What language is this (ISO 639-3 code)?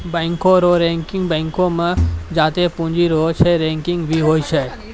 mai